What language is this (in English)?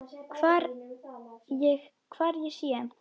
Icelandic